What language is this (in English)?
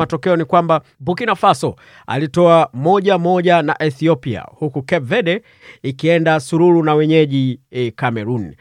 Swahili